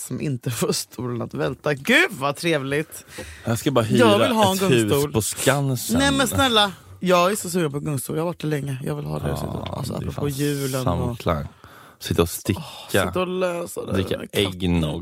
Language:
Swedish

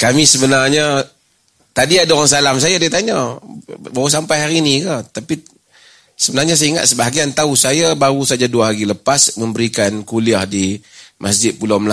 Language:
Malay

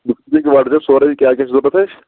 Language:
Kashmiri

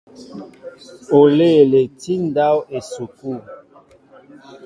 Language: Mbo (Cameroon)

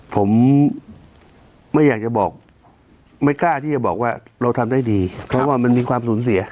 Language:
Thai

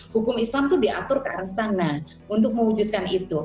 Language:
Indonesian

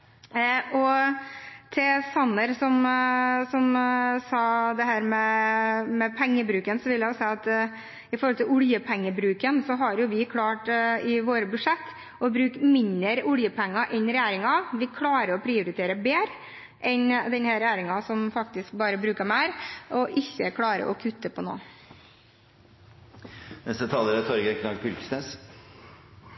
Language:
Norwegian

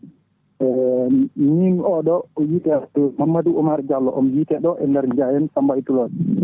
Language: Fula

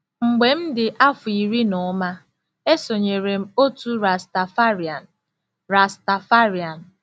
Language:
Igbo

